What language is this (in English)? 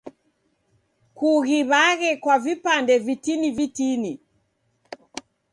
Taita